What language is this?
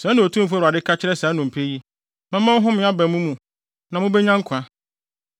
Akan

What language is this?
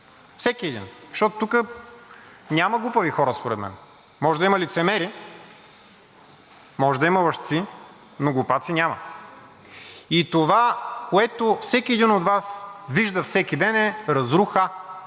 Bulgarian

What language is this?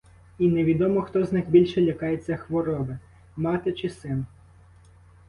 Ukrainian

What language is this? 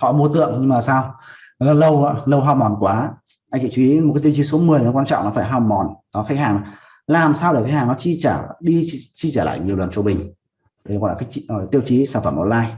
Vietnamese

